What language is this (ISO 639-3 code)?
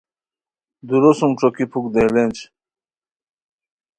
khw